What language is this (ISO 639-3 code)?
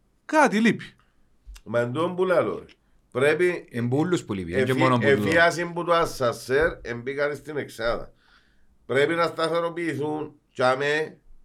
ell